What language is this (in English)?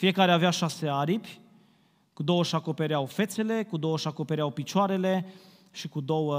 Romanian